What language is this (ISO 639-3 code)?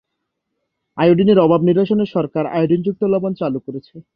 ben